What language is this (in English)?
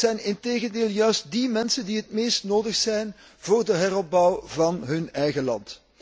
Dutch